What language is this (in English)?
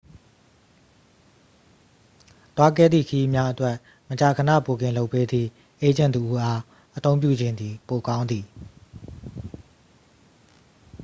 Burmese